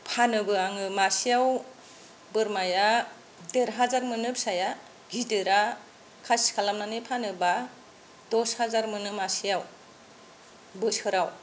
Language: Bodo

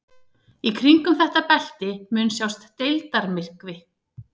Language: Icelandic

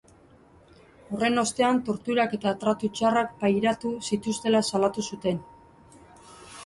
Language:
Basque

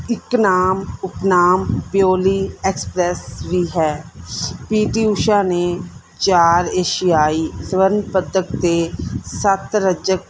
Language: Punjabi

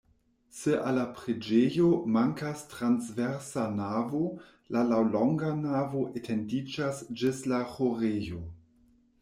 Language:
Esperanto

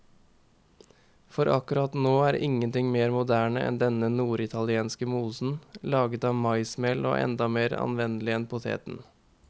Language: Norwegian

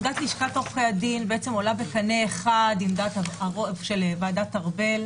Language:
Hebrew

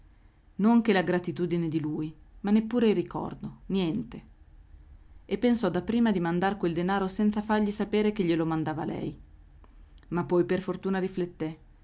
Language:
Italian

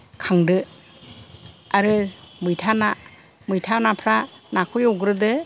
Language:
Bodo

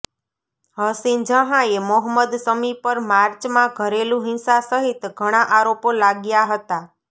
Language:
Gujarati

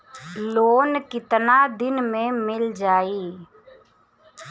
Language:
Bhojpuri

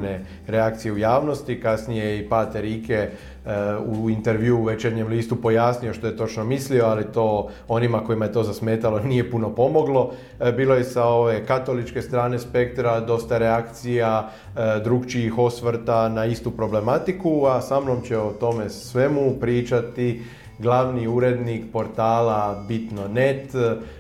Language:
Croatian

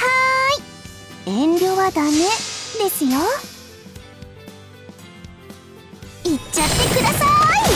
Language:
Japanese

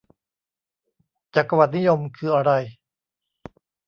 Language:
Thai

